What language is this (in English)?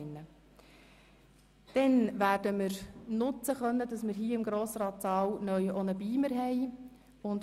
Swiss German